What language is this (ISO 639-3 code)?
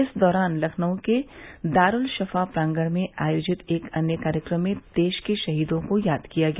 hin